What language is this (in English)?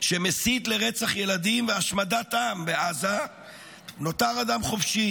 Hebrew